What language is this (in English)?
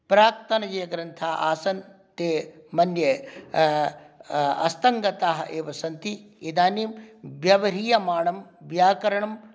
Sanskrit